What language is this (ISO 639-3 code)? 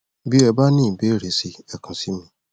yor